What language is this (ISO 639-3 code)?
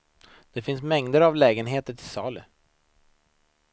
swe